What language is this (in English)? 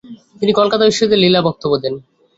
Bangla